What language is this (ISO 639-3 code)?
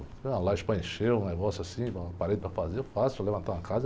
por